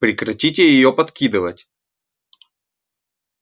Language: Russian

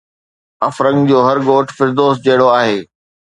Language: Sindhi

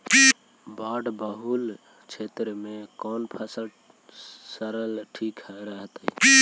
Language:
Magahi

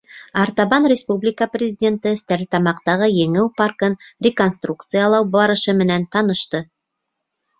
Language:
Bashkir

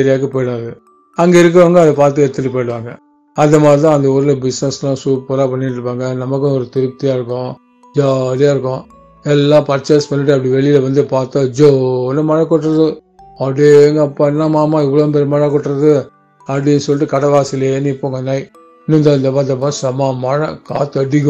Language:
Tamil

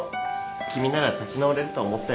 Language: Japanese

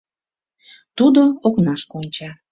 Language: Mari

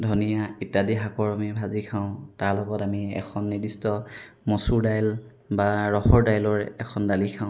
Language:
Assamese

